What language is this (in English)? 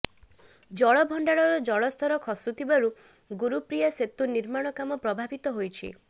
Odia